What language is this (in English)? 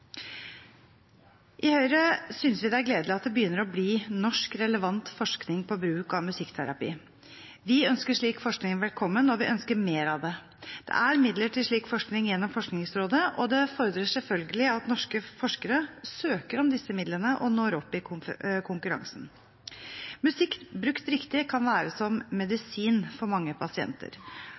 Norwegian Bokmål